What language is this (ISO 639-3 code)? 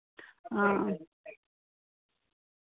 doi